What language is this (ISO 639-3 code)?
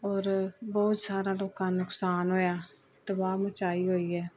pan